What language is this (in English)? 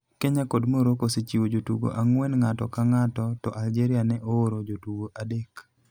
Luo (Kenya and Tanzania)